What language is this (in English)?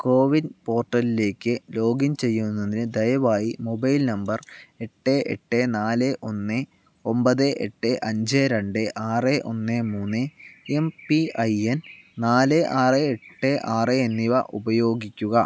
Malayalam